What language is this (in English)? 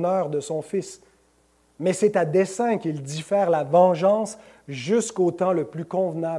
French